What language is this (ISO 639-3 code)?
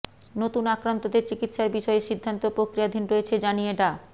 ben